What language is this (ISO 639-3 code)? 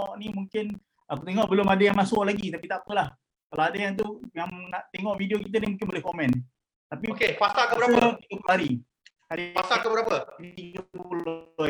msa